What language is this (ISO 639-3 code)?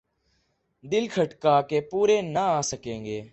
urd